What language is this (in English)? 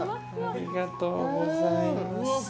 Japanese